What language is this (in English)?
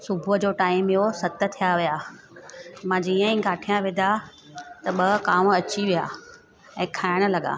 Sindhi